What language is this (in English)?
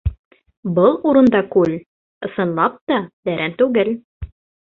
Bashkir